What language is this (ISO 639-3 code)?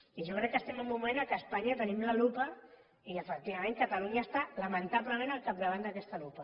cat